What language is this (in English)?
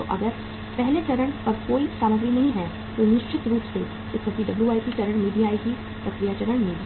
Hindi